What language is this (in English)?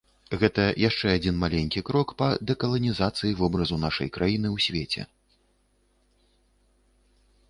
Belarusian